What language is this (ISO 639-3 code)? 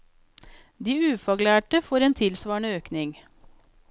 nor